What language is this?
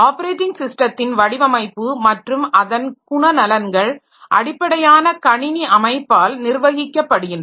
Tamil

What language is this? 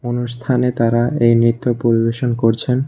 Bangla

